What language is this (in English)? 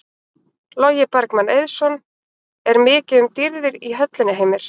Icelandic